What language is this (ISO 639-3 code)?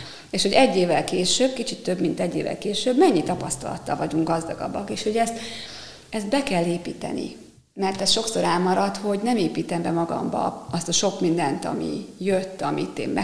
hun